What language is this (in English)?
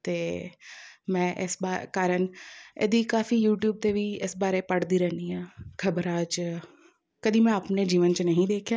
Punjabi